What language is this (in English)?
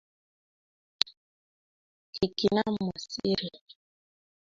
Kalenjin